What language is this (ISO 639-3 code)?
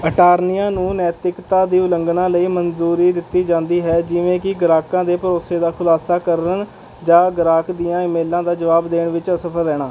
pan